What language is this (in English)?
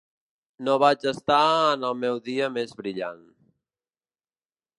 Catalan